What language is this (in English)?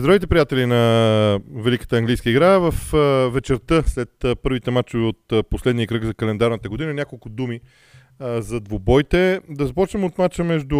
Bulgarian